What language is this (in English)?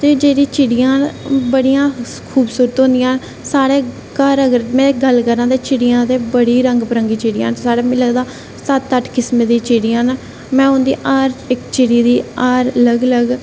Dogri